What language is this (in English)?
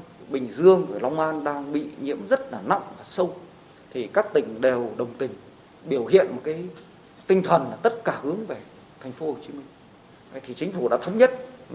Vietnamese